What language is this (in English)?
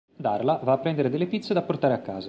Italian